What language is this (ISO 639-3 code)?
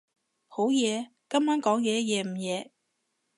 yue